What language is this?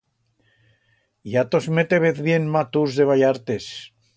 Aragonese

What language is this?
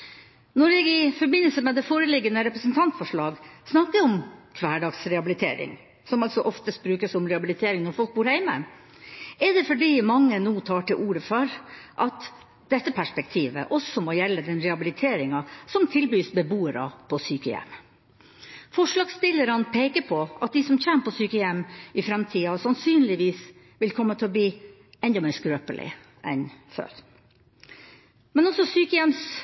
Norwegian Bokmål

